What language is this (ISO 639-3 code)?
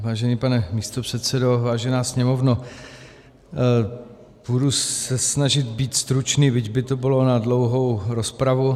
ces